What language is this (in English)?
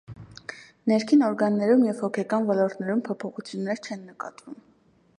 Armenian